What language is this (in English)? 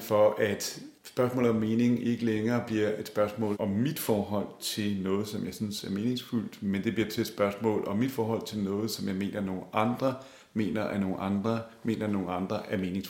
Danish